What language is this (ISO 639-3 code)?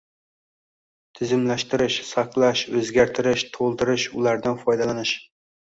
uzb